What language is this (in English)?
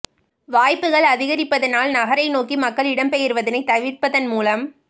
Tamil